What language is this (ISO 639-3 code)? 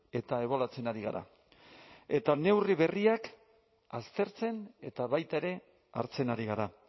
eus